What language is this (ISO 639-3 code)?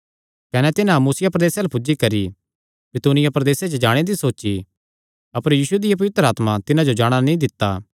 xnr